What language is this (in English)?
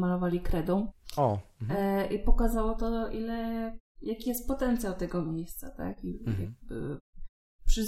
Polish